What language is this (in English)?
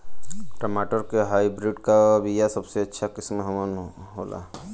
Bhojpuri